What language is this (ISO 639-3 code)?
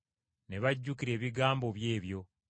lug